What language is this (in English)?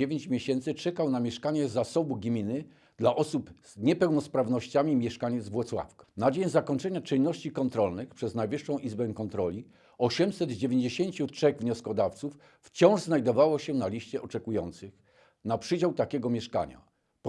Polish